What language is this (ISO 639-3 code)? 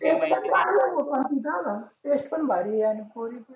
mar